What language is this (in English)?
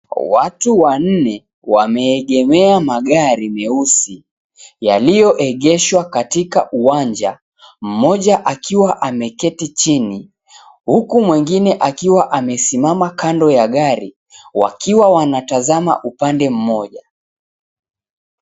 Swahili